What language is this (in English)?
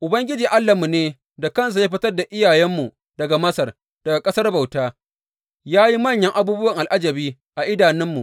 Hausa